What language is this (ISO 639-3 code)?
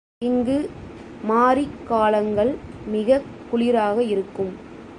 tam